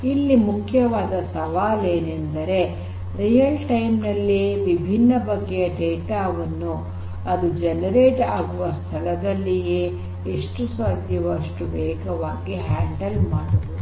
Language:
Kannada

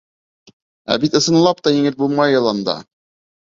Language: Bashkir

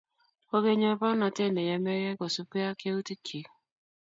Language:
Kalenjin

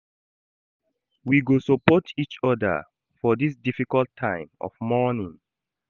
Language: Nigerian Pidgin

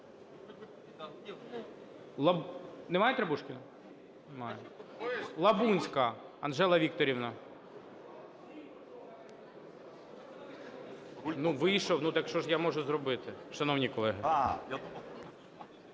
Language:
Ukrainian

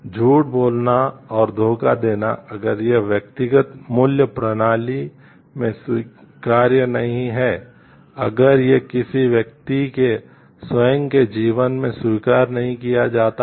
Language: Hindi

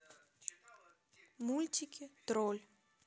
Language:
Russian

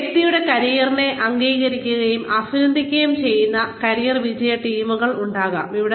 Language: Malayalam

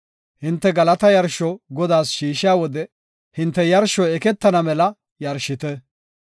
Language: Gofa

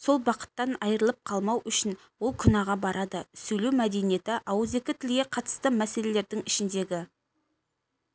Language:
Kazakh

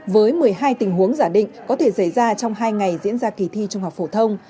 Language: Vietnamese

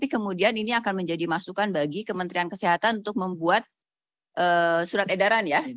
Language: Indonesian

